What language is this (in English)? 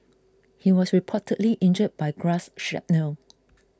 English